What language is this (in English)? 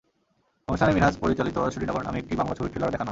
Bangla